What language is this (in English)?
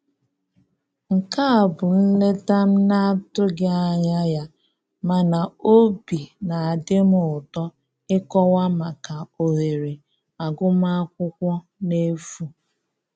Igbo